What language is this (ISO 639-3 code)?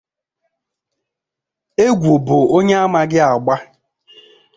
ibo